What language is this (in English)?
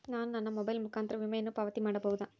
Kannada